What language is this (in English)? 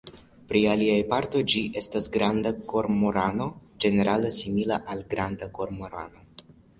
Esperanto